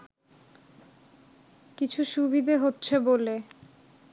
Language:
Bangla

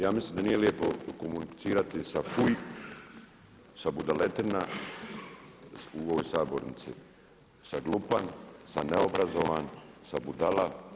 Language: Croatian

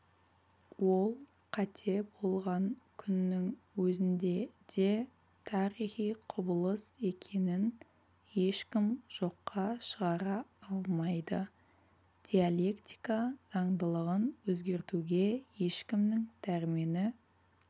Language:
Kazakh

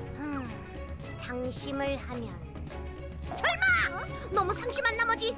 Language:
Korean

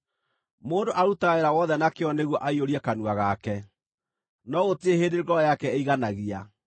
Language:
Kikuyu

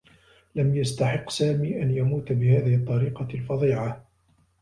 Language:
Arabic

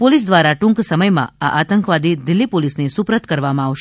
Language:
Gujarati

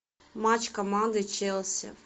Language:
Russian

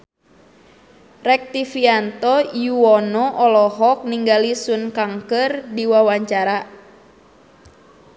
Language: Sundanese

